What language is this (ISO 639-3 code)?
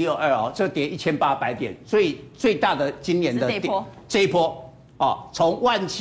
zho